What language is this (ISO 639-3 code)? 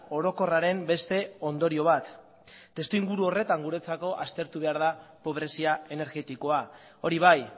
eus